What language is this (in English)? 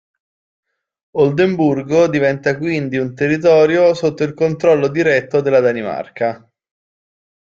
Italian